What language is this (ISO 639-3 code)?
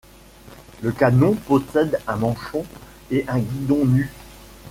fra